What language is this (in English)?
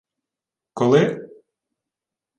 Ukrainian